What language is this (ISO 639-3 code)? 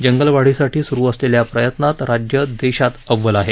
mar